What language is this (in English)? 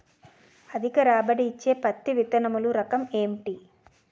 Telugu